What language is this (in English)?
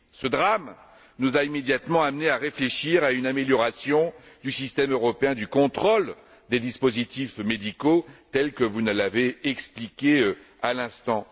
French